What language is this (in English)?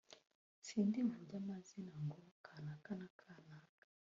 Kinyarwanda